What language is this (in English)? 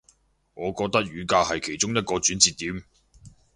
Cantonese